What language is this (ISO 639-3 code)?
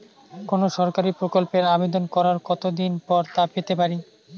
ben